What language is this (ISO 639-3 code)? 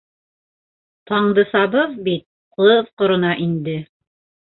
bak